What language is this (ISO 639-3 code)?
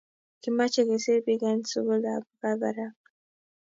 kln